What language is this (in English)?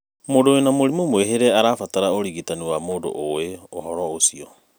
Kikuyu